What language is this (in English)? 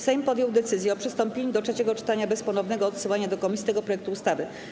Polish